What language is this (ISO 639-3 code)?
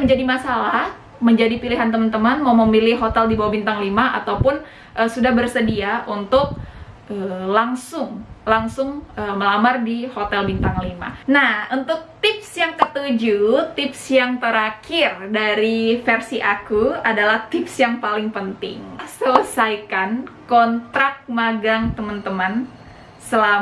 ind